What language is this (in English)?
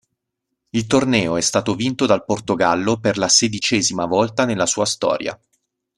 Italian